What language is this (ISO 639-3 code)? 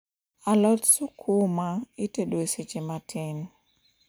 luo